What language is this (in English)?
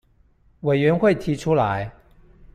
Chinese